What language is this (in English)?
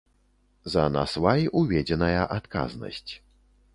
Belarusian